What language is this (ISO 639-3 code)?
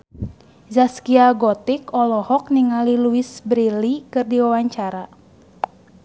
sun